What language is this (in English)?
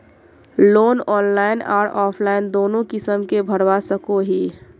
Magahi